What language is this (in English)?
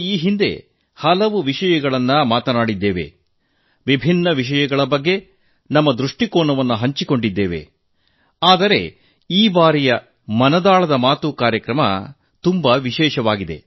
Kannada